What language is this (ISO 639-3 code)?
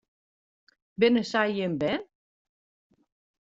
fry